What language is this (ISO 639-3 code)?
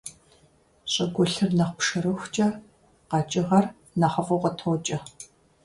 kbd